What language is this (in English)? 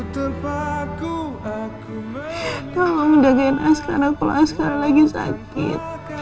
Indonesian